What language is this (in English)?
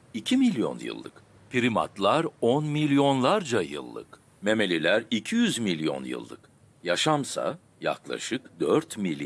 Turkish